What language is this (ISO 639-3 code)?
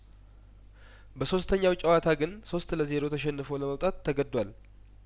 amh